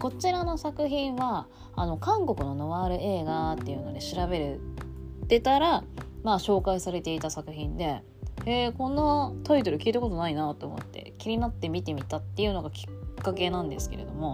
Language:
Japanese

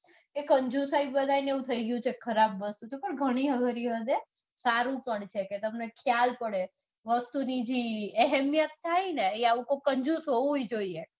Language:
Gujarati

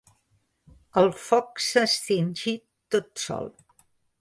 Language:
Catalan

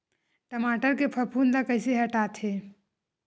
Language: Chhattisgarhi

